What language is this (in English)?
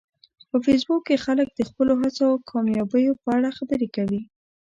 Pashto